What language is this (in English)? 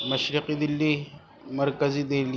Urdu